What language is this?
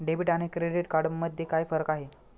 Marathi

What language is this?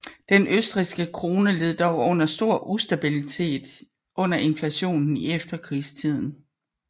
Danish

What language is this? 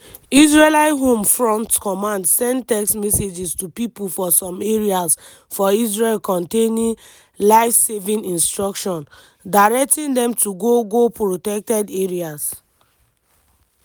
Nigerian Pidgin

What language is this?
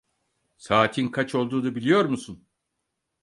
Turkish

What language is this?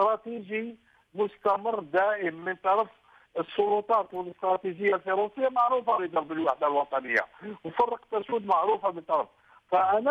Arabic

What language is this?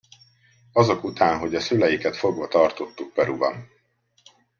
Hungarian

